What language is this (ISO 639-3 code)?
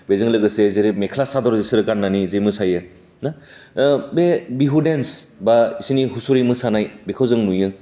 brx